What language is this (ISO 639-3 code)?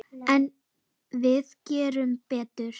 isl